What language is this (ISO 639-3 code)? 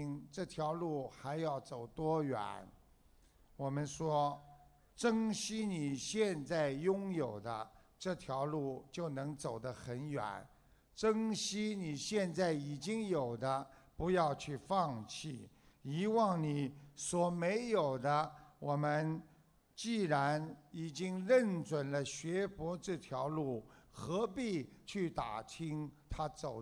zho